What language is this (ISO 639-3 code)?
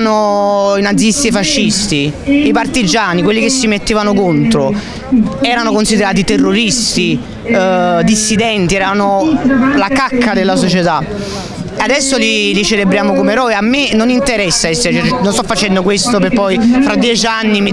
ita